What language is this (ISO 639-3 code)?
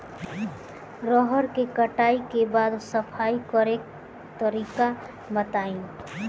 bho